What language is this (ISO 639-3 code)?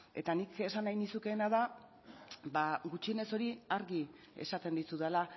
eus